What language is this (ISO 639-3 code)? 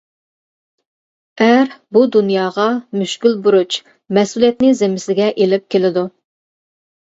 uig